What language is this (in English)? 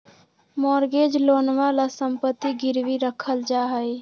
Magahi